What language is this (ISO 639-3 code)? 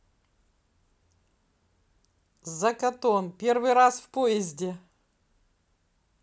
rus